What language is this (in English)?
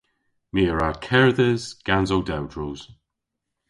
Cornish